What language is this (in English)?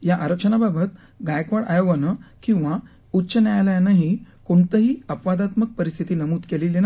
Marathi